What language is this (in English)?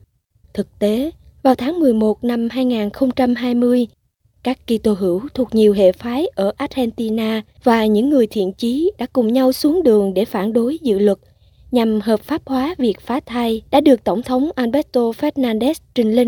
Vietnamese